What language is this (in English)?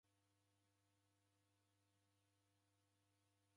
Taita